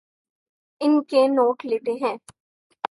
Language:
Urdu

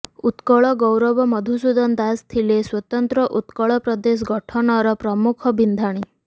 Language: Odia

